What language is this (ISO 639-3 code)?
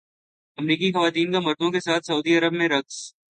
urd